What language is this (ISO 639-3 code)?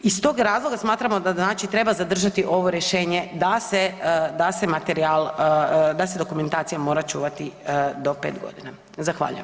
hrv